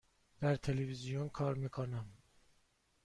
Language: Persian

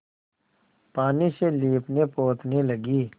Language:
Hindi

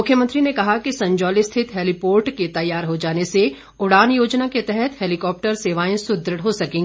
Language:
Hindi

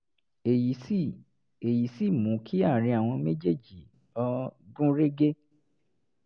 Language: Yoruba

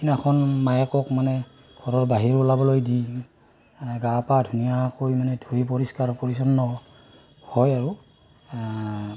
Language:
Assamese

